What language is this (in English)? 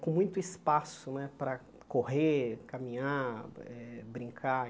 Portuguese